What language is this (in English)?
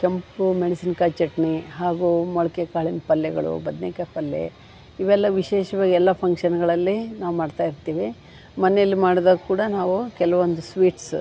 Kannada